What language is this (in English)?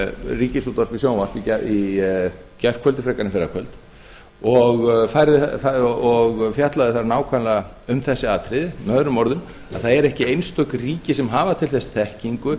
Icelandic